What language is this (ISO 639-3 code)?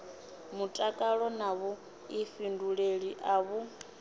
ven